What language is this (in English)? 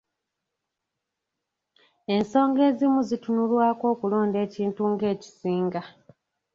Ganda